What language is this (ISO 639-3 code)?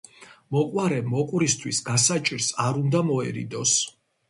kat